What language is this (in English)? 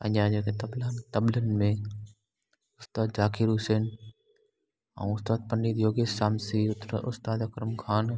Sindhi